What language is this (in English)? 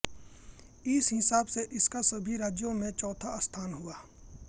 Hindi